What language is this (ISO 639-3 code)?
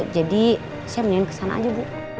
ind